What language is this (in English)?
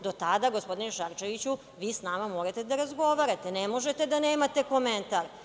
Serbian